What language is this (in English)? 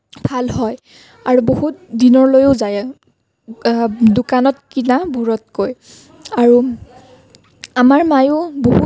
Assamese